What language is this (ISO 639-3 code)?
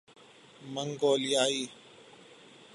urd